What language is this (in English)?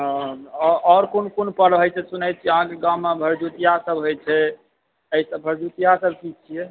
Maithili